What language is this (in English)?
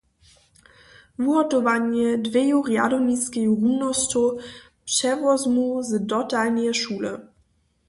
Upper Sorbian